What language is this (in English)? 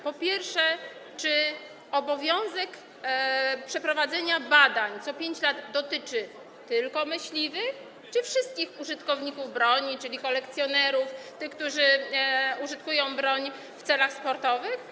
Polish